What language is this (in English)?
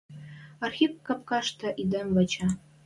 Western Mari